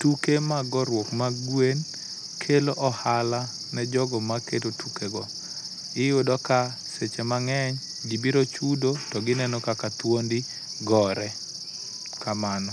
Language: Luo (Kenya and Tanzania)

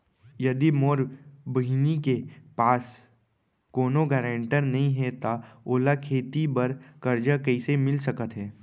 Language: Chhattisgarhi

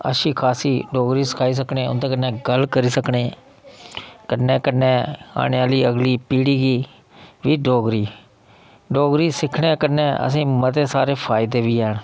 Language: Dogri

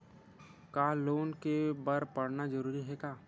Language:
Chhattisgarhi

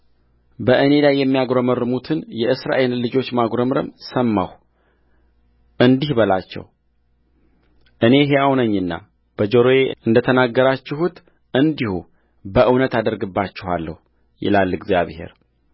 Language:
Amharic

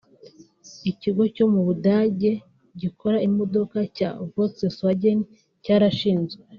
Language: Kinyarwanda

